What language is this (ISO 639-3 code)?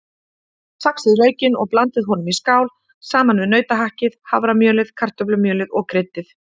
isl